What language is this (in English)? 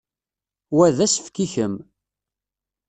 Kabyle